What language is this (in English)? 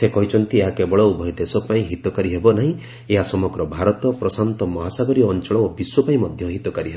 Odia